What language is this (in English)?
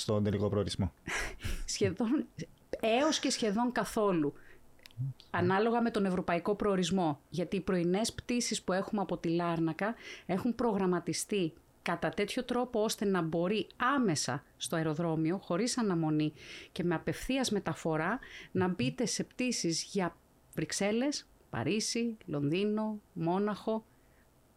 Greek